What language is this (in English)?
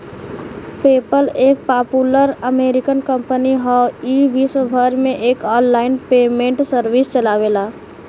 Bhojpuri